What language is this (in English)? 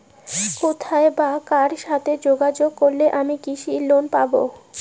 Bangla